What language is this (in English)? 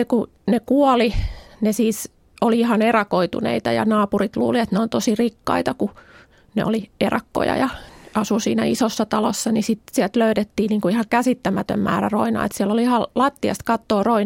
Finnish